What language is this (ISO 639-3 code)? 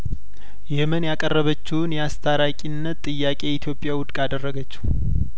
amh